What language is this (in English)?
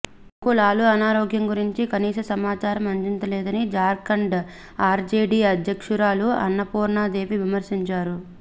Telugu